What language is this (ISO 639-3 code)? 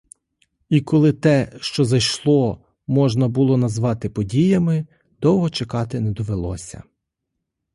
ukr